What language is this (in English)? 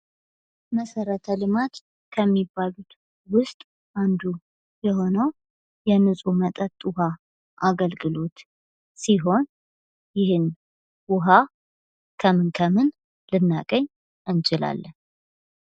Amharic